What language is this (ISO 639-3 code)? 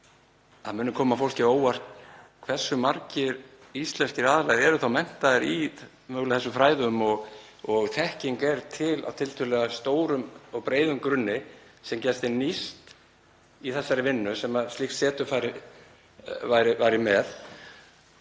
isl